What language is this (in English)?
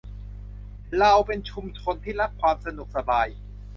Thai